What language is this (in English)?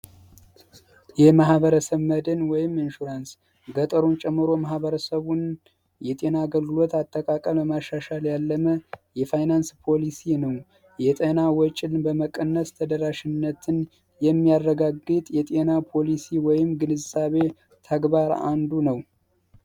Amharic